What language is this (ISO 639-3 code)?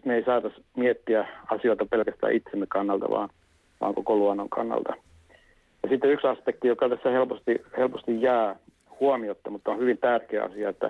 fin